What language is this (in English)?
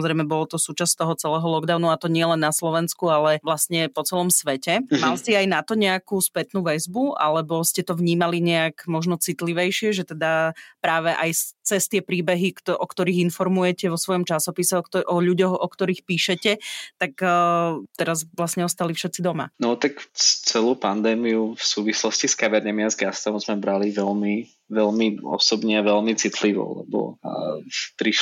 Slovak